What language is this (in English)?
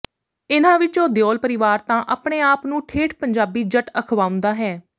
Punjabi